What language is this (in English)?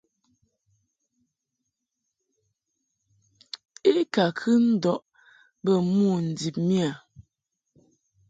Mungaka